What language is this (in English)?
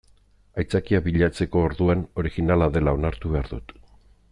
Basque